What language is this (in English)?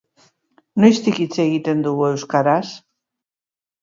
Basque